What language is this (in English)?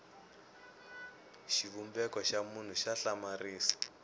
Tsonga